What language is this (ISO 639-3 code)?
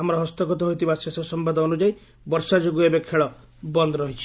ori